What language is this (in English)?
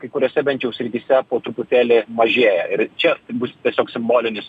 Lithuanian